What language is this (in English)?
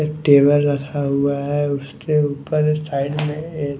Hindi